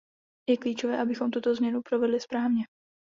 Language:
Czech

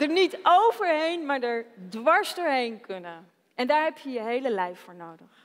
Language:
Dutch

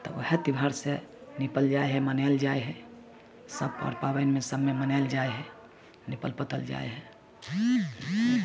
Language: Maithili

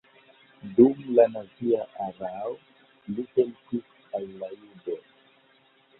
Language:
Esperanto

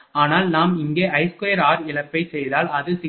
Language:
Tamil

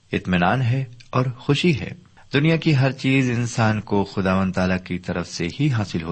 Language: Urdu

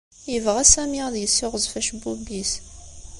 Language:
Kabyle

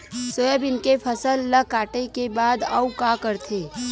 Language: Chhattisgarhi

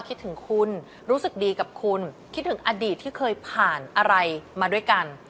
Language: Thai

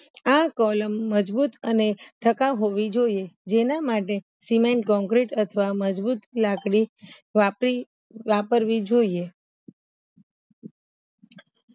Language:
Gujarati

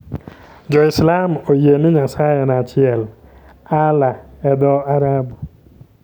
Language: Luo (Kenya and Tanzania)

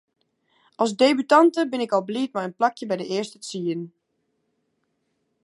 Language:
Western Frisian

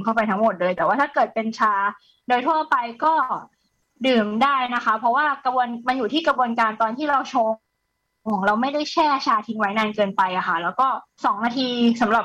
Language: Thai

